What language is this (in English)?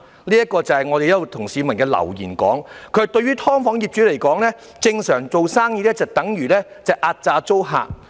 Cantonese